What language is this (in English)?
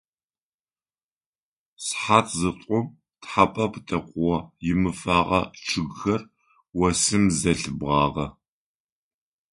Adyghe